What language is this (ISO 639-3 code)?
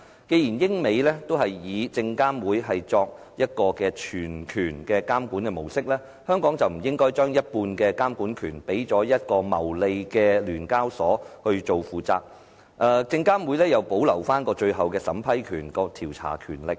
yue